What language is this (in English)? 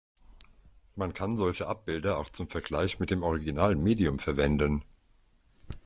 German